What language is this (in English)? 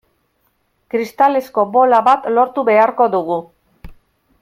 Basque